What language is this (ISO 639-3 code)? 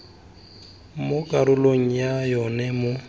tsn